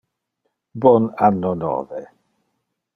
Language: Interlingua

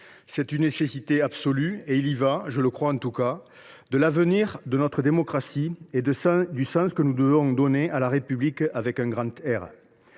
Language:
French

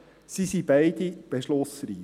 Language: Swiss German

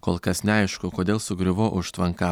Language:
Lithuanian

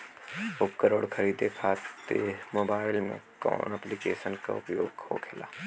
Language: Bhojpuri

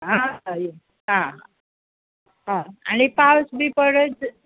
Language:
Konkani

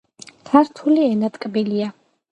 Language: Georgian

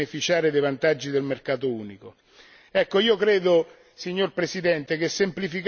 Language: Italian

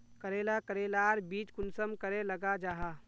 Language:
Magahi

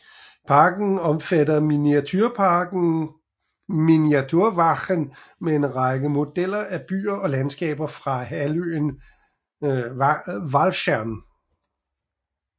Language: Danish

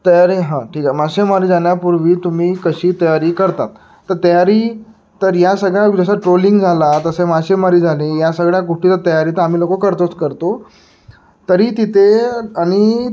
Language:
Marathi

